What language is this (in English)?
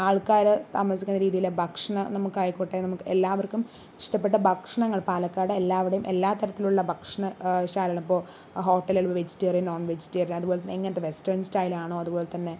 Malayalam